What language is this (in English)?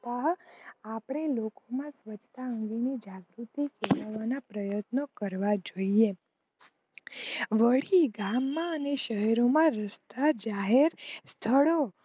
Gujarati